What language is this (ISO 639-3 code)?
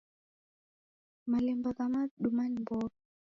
dav